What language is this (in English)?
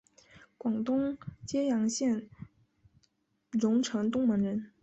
Chinese